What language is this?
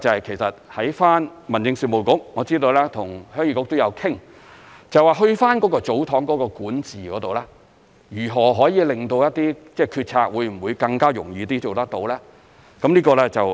Cantonese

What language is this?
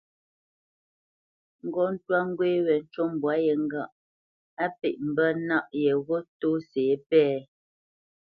Bamenyam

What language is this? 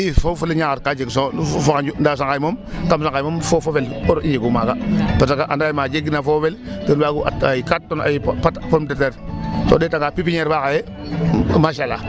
Serer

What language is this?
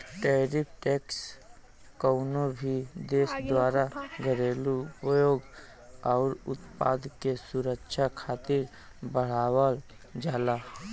Bhojpuri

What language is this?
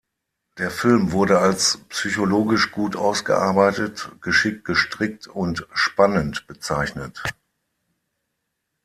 German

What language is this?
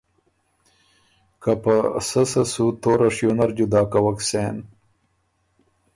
Ormuri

